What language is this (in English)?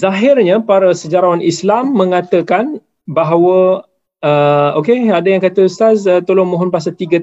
Malay